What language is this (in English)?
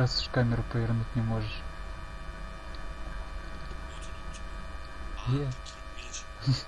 Russian